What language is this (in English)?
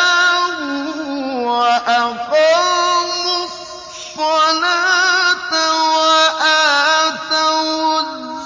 Arabic